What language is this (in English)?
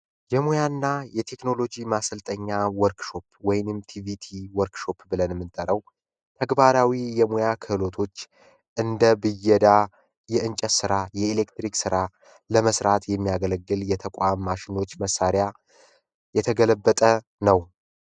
Amharic